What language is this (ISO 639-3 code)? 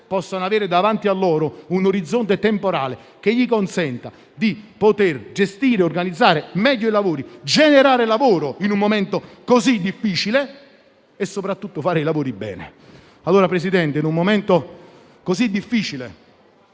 ita